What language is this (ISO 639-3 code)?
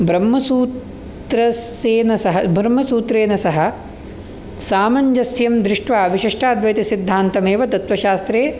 san